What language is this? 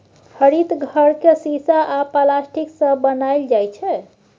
Maithili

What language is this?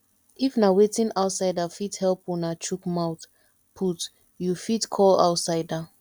Nigerian Pidgin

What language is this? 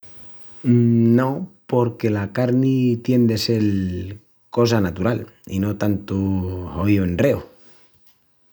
Extremaduran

